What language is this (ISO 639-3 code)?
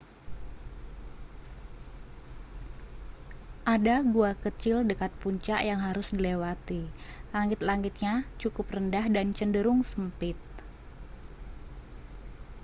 ind